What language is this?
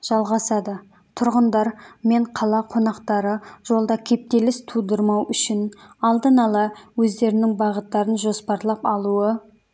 Kazakh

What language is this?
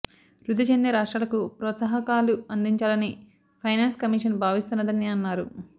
Telugu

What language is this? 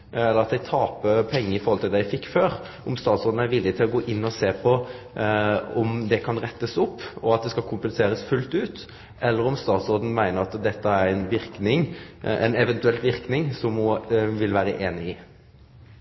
Norwegian Nynorsk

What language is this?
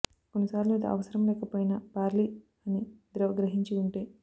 Telugu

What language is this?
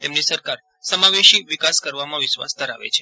Gujarati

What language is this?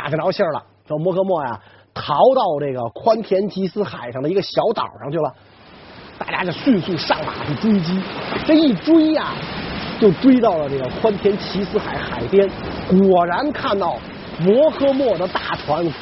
Chinese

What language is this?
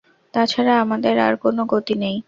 Bangla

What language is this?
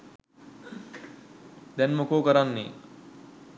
Sinhala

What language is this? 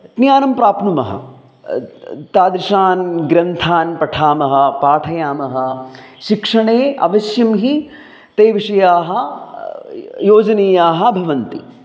Sanskrit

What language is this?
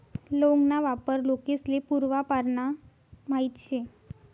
Marathi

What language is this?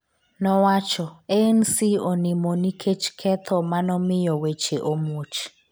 Luo (Kenya and Tanzania)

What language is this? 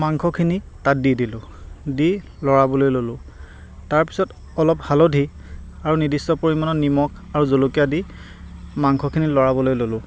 Assamese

